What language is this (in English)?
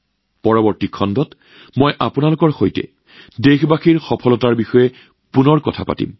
Assamese